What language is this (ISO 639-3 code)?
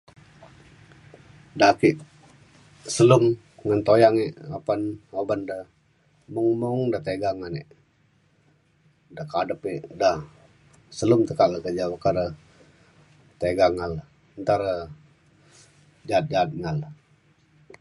xkl